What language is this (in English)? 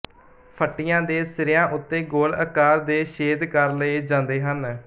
Punjabi